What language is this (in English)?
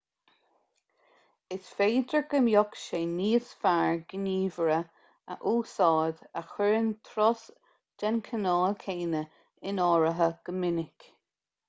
Irish